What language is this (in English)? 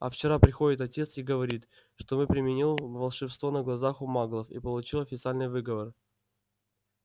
Russian